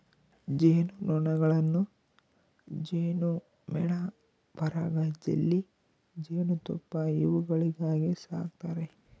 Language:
Kannada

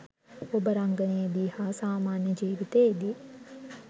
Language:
Sinhala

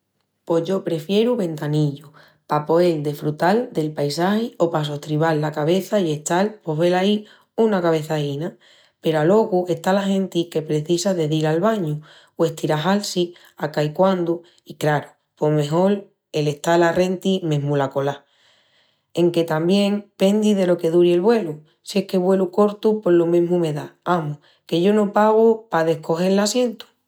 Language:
Extremaduran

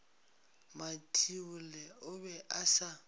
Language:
Northern Sotho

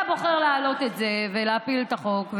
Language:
Hebrew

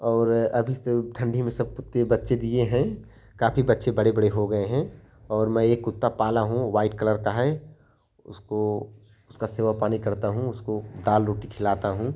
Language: Hindi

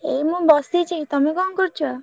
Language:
Odia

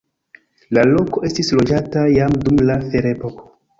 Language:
Esperanto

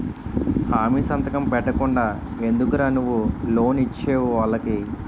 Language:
Telugu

